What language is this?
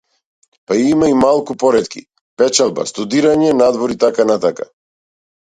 Macedonian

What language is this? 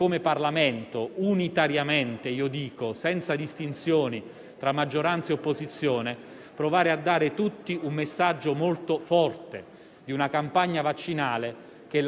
Italian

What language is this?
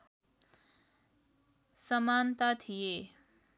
Nepali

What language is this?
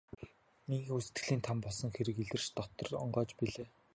Mongolian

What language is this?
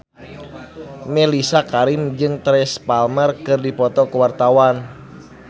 Sundanese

